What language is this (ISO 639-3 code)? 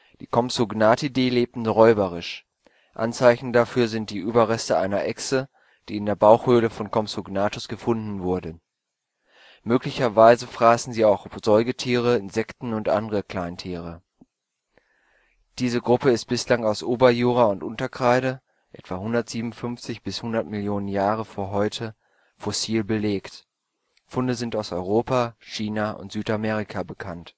deu